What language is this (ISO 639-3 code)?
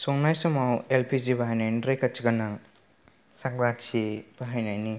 brx